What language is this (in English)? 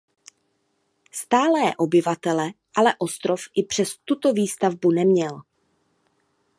Czech